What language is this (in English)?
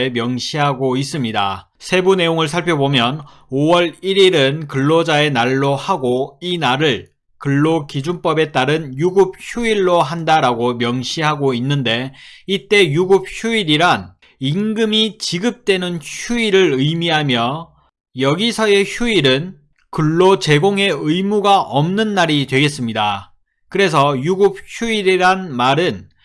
Korean